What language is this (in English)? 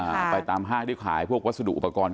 Thai